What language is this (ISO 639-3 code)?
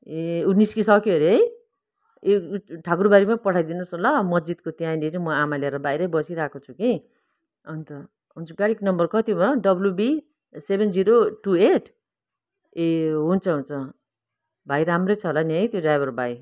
nep